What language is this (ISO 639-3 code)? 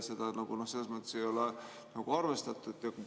est